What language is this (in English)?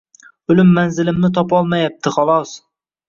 Uzbek